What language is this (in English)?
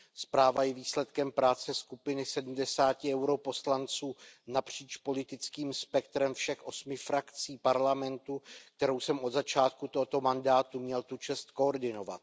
Czech